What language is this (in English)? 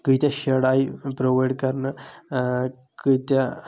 Kashmiri